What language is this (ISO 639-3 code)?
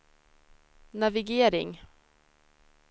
swe